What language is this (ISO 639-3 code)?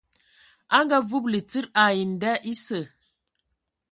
ewo